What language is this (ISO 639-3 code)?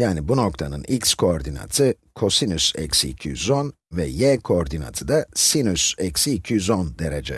tur